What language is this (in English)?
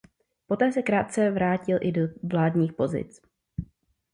Czech